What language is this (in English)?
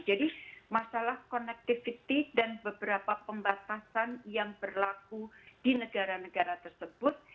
Indonesian